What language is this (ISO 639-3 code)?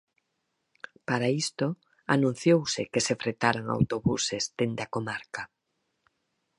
glg